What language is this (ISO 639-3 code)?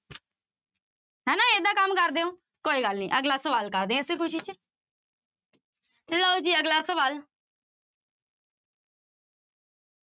pan